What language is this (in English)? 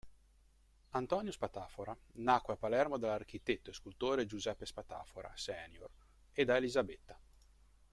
Italian